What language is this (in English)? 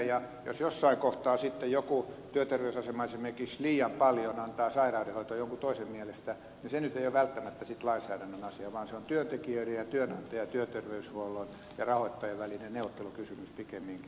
Finnish